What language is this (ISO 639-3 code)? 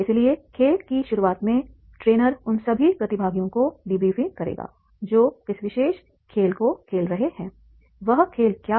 hin